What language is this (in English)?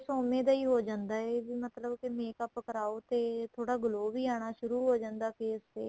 Punjabi